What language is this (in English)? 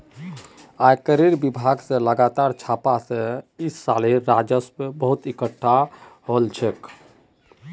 Magahi